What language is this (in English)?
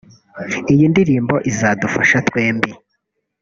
Kinyarwanda